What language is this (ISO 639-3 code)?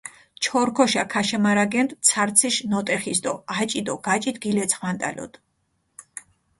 xmf